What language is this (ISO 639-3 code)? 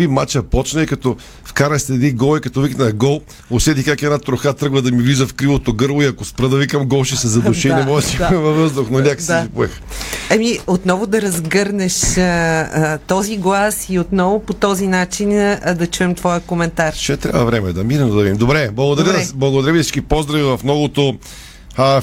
bul